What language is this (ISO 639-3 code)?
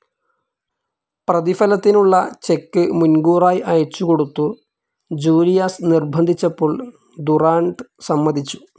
mal